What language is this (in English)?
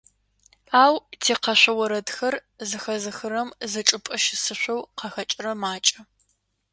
Adyghe